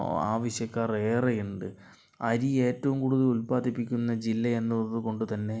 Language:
Malayalam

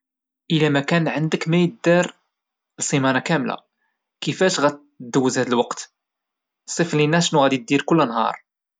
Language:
Moroccan Arabic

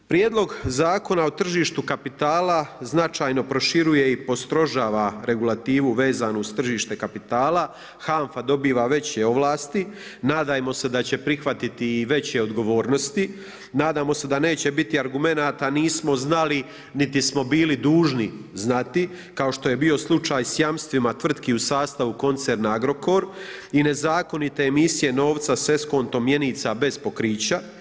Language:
Croatian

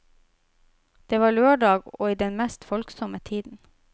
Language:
Norwegian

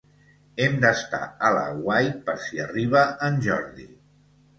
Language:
Catalan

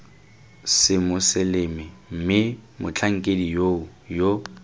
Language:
Tswana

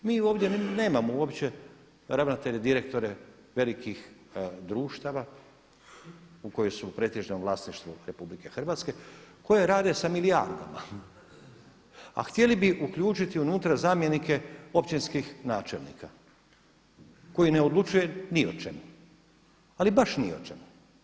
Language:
Croatian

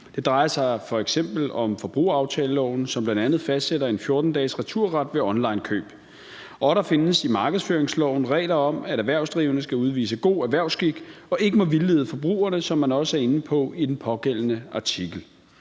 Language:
Danish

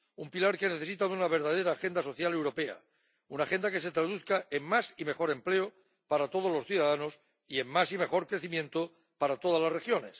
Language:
Spanish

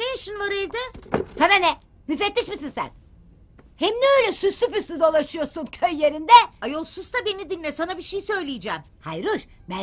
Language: Turkish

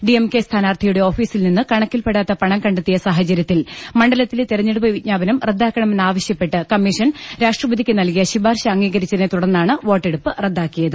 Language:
Malayalam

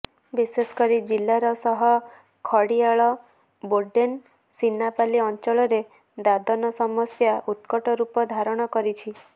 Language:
Odia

